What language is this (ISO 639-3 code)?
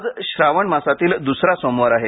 mar